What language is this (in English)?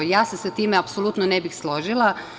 Serbian